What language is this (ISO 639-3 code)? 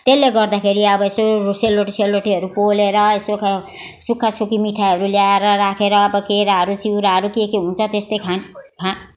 nep